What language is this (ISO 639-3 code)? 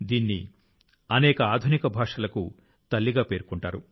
tel